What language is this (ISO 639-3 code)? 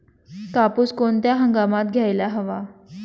mar